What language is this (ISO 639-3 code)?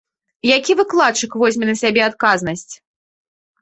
bel